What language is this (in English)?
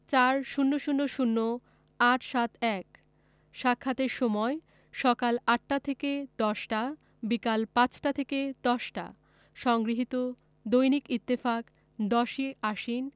Bangla